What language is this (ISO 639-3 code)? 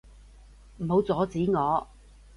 yue